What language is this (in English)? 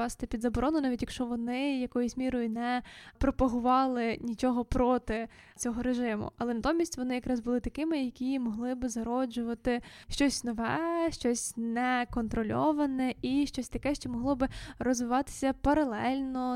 Ukrainian